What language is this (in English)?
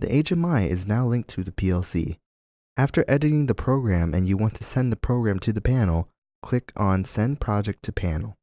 English